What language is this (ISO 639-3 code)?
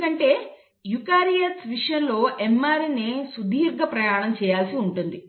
tel